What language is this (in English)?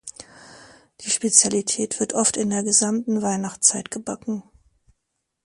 German